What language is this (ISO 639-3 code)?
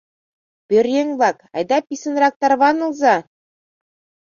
chm